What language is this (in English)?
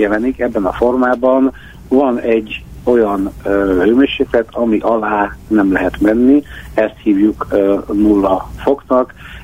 Hungarian